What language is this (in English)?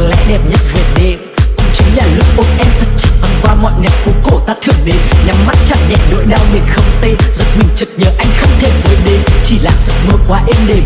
Vietnamese